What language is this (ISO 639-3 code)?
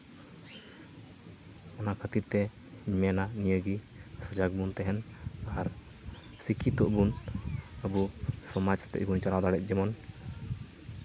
sat